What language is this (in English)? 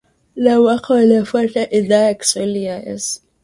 Swahili